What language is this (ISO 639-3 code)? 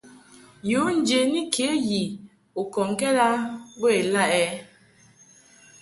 mhk